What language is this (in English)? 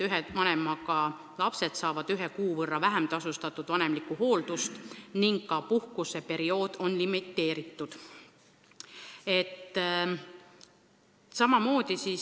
Estonian